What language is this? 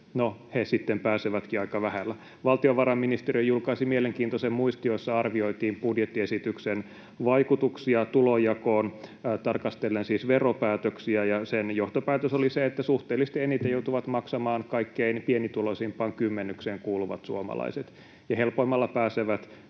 Finnish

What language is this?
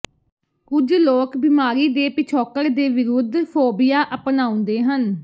Punjabi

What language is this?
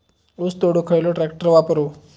Marathi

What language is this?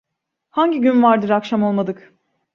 Turkish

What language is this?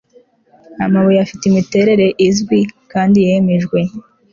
Kinyarwanda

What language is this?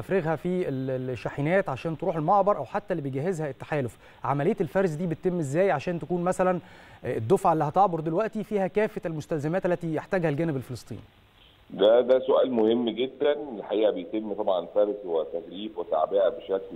Arabic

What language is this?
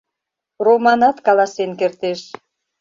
Mari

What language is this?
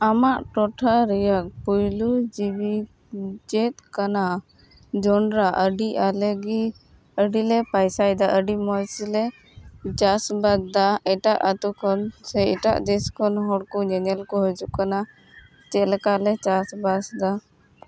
Santali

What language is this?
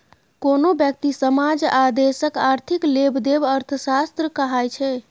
Maithili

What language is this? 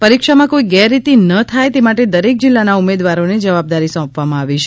Gujarati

